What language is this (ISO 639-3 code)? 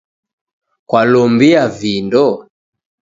dav